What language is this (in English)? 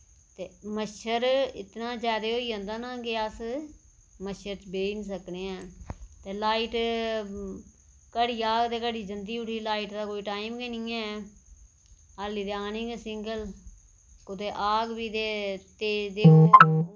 Dogri